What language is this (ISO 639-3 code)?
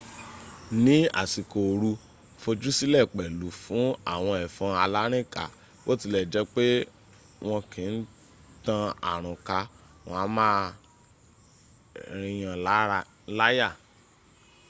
yor